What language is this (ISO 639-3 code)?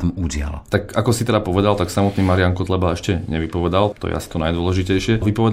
slk